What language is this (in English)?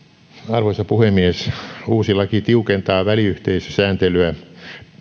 Finnish